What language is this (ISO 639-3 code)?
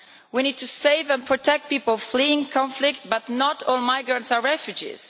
eng